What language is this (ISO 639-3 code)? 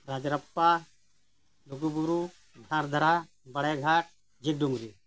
sat